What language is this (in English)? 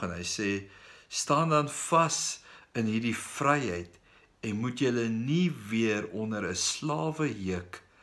Dutch